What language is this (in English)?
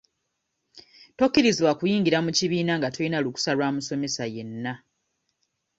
Ganda